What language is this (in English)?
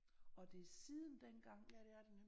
Danish